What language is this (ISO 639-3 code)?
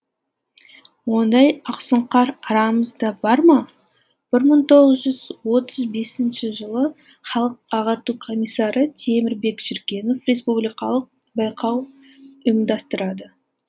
kaz